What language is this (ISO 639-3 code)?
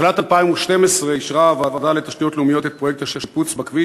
heb